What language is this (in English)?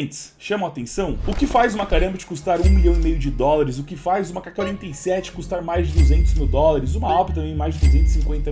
Portuguese